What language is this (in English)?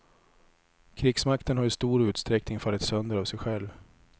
Swedish